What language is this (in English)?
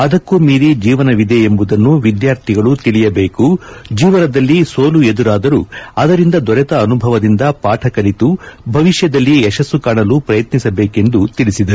Kannada